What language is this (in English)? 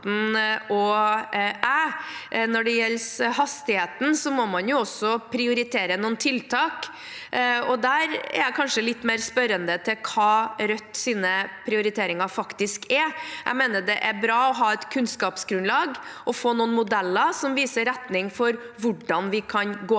Norwegian